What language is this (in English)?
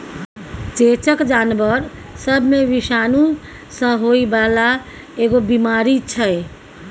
Maithili